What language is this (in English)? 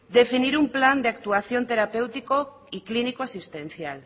Spanish